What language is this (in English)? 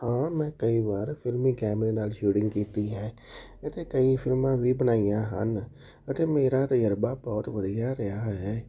Punjabi